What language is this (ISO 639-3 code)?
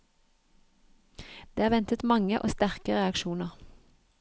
nor